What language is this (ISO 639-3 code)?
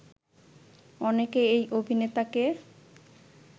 ben